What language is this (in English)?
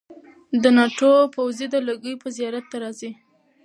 Pashto